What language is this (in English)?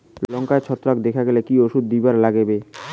Bangla